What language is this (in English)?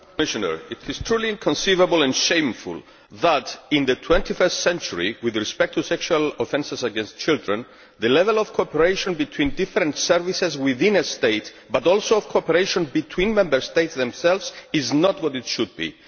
English